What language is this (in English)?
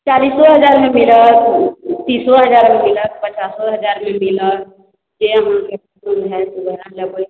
Maithili